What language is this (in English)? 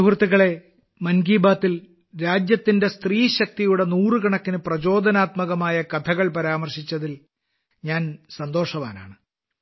Malayalam